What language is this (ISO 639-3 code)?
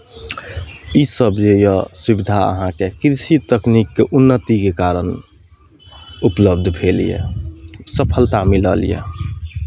mai